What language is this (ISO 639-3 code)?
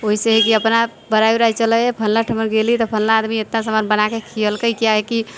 mai